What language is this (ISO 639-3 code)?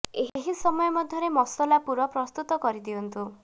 ori